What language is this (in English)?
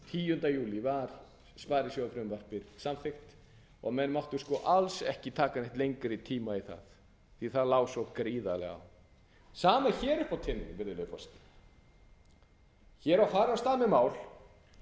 Icelandic